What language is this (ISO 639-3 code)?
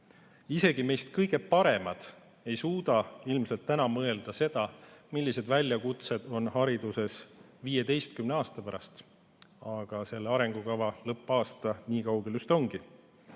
est